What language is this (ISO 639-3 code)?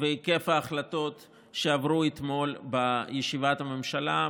heb